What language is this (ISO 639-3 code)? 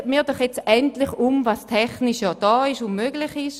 gsw